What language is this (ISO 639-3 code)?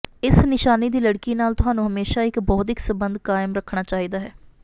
pan